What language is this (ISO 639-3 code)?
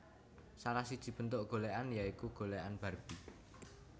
jav